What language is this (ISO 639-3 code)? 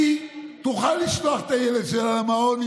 heb